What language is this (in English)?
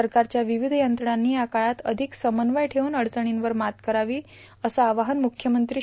Marathi